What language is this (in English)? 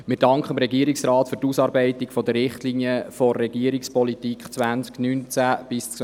Swiss German